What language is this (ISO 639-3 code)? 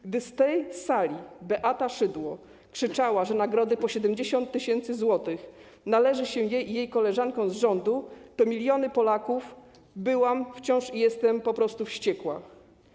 pol